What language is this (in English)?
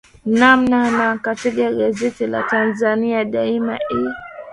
Swahili